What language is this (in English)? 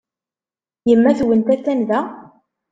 Kabyle